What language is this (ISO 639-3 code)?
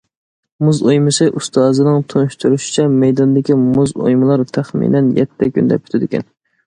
uig